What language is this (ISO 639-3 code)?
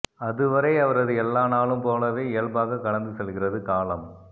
tam